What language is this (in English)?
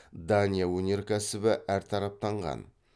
Kazakh